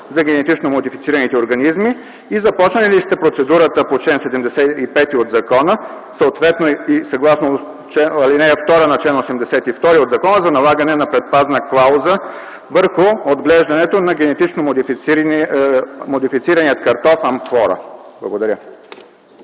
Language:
Bulgarian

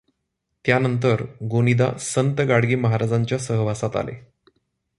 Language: Marathi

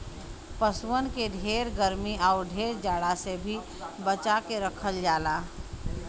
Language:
Bhojpuri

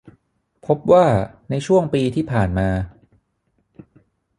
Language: Thai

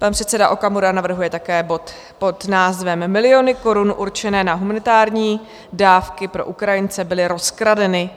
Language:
Czech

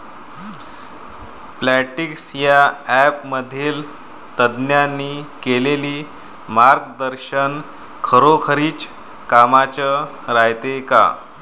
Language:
Marathi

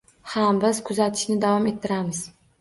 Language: Uzbek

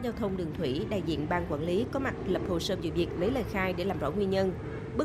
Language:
Vietnamese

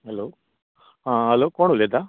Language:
Konkani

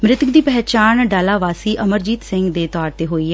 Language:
Punjabi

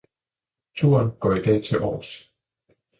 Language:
Danish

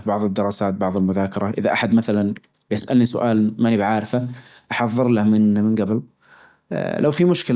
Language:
Najdi Arabic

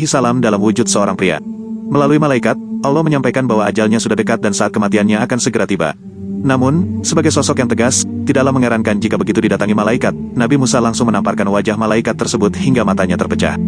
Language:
Indonesian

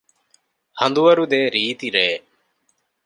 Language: Divehi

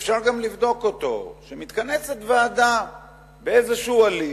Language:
Hebrew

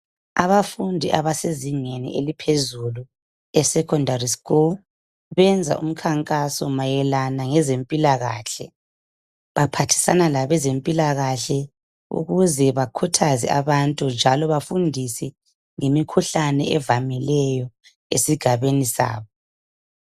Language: North Ndebele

